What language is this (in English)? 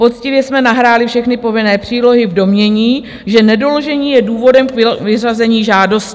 Czech